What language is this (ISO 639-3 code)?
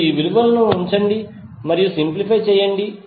tel